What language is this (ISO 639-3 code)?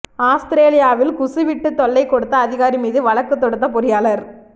tam